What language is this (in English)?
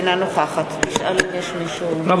Hebrew